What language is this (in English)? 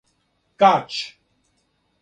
Serbian